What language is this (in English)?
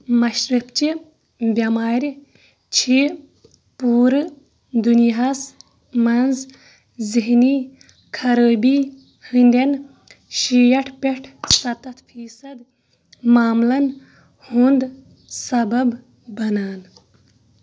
Kashmiri